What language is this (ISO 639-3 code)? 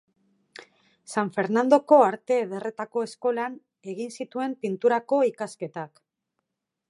eus